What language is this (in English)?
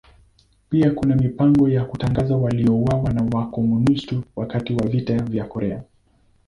Swahili